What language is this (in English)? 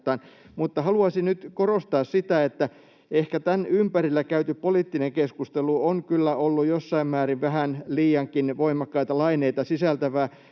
Finnish